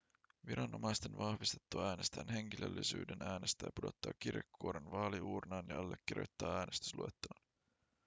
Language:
Finnish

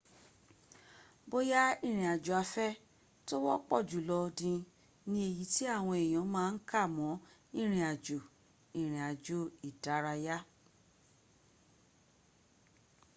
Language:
Yoruba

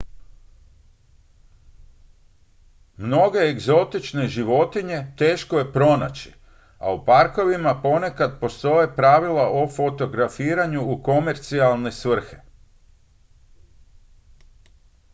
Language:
Croatian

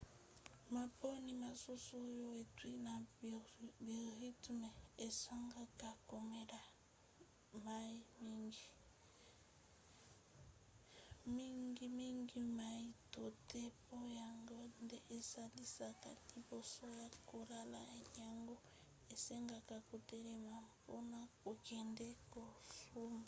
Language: Lingala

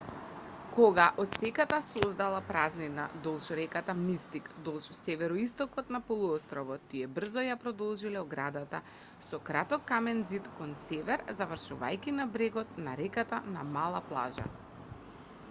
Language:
Macedonian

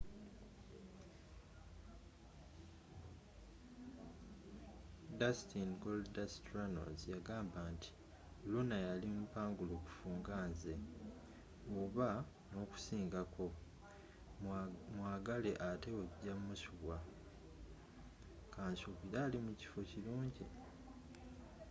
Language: Ganda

